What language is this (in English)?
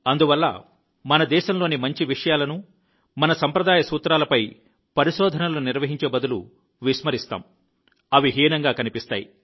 Telugu